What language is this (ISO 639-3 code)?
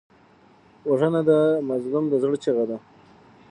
pus